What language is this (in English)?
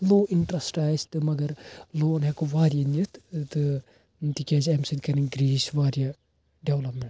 Kashmiri